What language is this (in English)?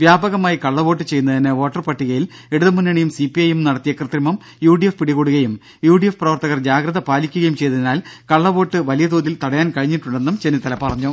Malayalam